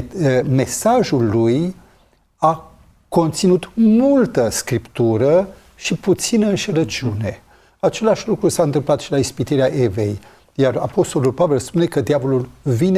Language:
Romanian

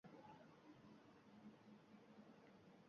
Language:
Uzbek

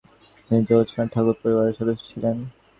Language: Bangla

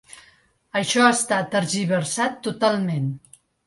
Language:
Catalan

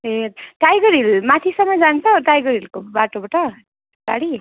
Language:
Nepali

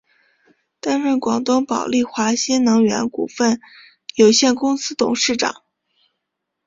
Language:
Chinese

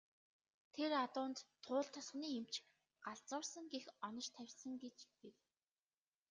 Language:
Mongolian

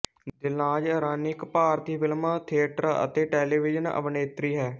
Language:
Punjabi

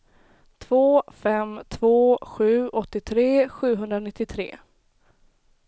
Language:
Swedish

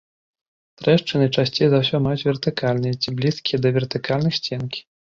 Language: Belarusian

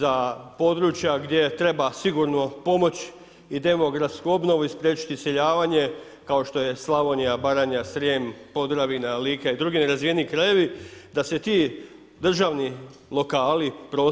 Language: Croatian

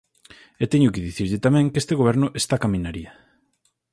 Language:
Galician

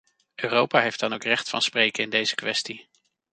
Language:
Dutch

